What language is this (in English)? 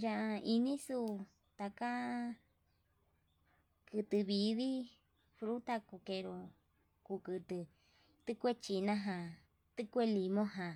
Yutanduchi Mixtec